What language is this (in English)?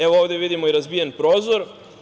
Serbian